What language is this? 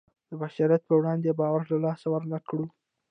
Pashto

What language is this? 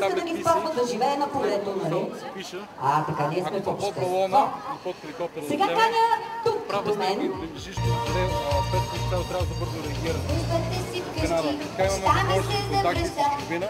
Bulgarian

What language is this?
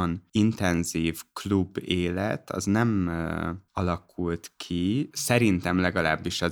Hungarian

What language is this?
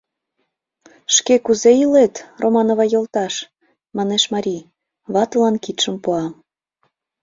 Mari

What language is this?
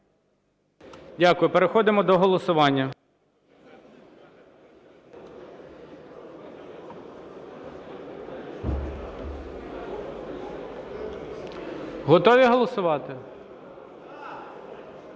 Ukrainian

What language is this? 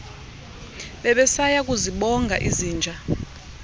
Xhosa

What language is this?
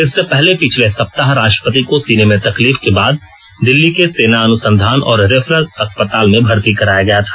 Hindi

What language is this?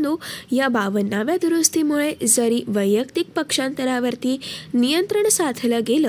Marathi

